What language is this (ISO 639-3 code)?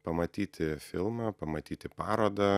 lit